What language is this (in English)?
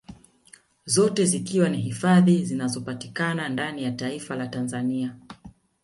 Swahili